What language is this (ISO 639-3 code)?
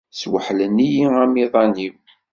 kab